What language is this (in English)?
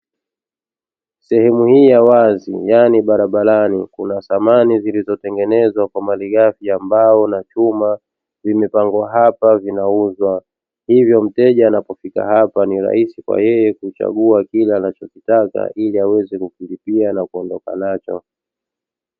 Swahili